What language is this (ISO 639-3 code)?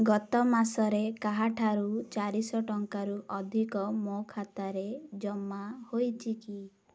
ori